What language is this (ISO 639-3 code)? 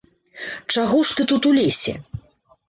bel